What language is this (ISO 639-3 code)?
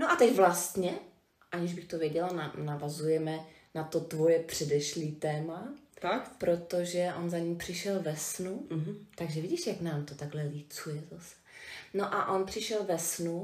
ces